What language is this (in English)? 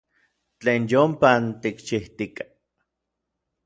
Orizaba Nahuatl